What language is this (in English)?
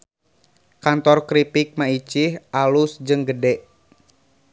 Sundanese